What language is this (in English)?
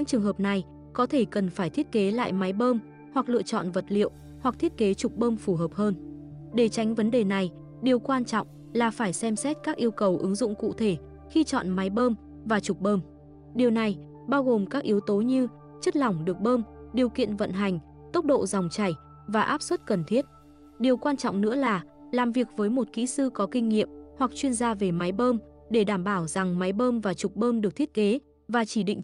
Vietnamese